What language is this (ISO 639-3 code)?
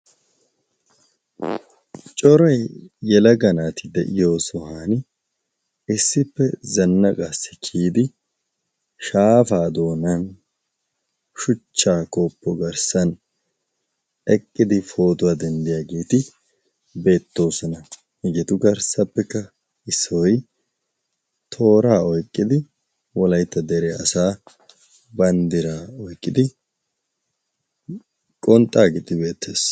wal